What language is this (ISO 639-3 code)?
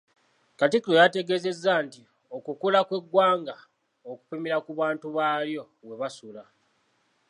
lug